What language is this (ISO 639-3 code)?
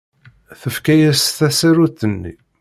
kab